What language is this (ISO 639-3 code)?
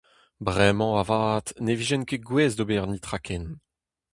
bre